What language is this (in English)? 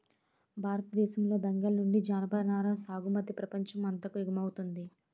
Telugu